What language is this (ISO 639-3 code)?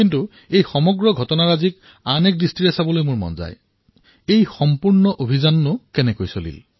asm